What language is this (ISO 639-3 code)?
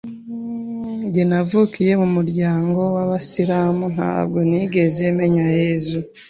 kin